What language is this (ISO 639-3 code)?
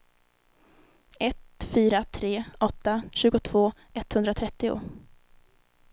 swe